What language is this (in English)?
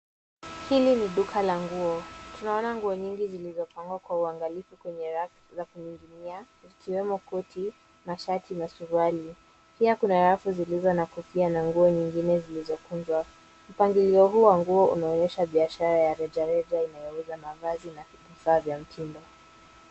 Swahili